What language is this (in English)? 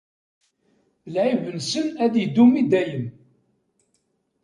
Kabyle